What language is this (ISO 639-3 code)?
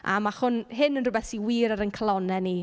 cym